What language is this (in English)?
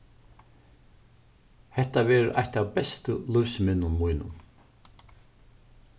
Faroese